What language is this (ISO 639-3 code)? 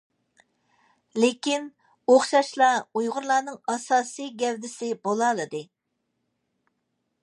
uig